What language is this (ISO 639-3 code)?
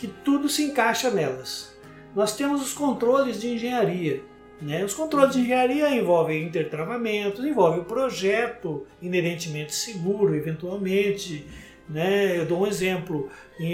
por